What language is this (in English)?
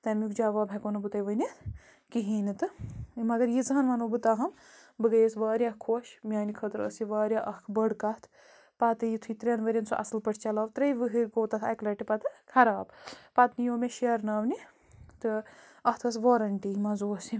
Kashmiri